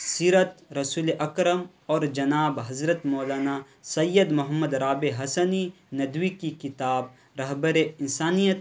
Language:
Urdu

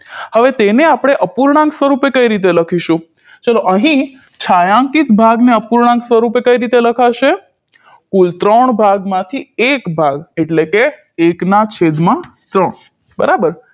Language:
Gujarati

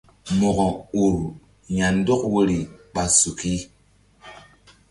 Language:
Mbum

